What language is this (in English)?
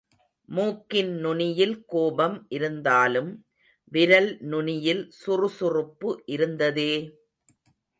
Tamil